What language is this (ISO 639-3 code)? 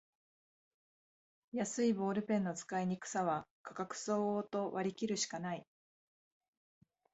jpn